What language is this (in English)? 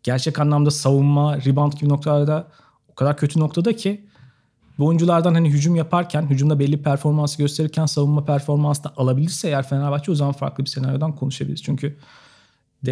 Turkish